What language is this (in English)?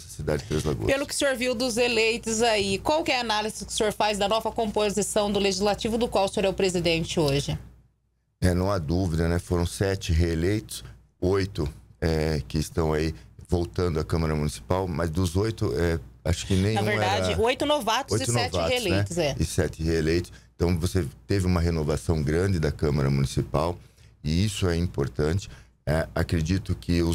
Portuguese